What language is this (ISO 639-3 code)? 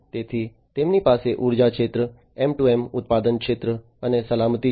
guj